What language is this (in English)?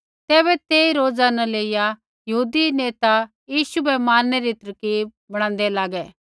Kullu Pahari